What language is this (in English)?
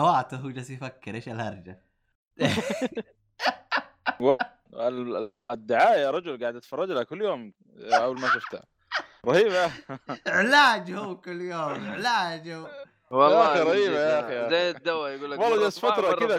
Arabic